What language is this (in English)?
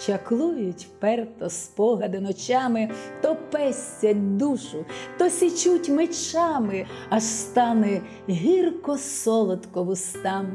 Ukrainian